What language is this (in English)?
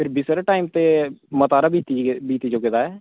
Dogri